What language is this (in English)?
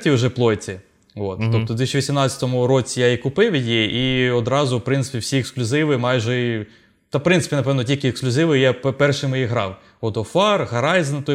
Ukrainian